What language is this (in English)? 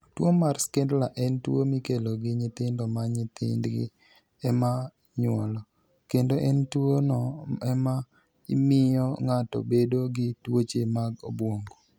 Luo (Kenya and Tanzania)